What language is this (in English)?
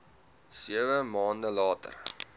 Afrikaans